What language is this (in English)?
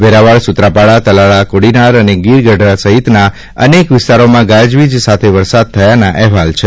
Gujarati